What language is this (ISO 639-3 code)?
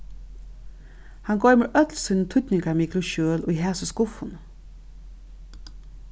fao